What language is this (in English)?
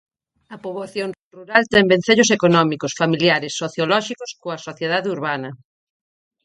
Galician